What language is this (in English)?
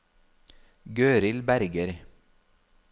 Norwegian